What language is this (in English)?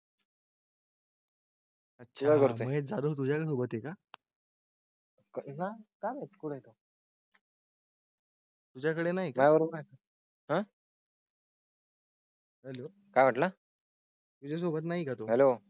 Marathi